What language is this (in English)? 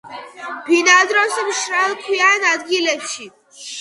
Georgian